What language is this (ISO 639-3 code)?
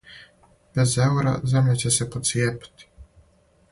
srp